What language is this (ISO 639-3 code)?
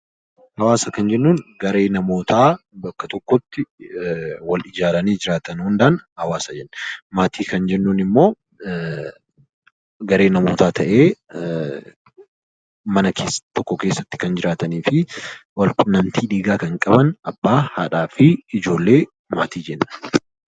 orm